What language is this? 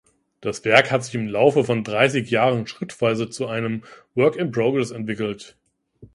German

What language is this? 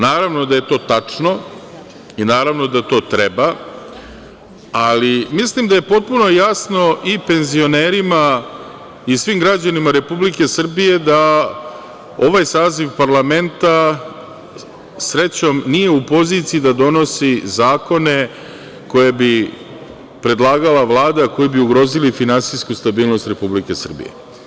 Serbian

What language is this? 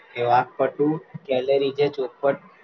Gujarati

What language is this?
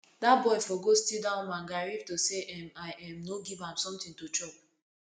Nigerian Pidgin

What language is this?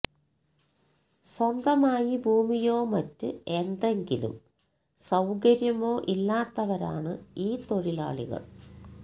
Malayalam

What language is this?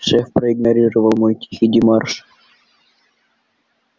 Russian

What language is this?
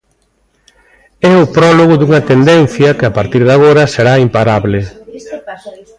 Galician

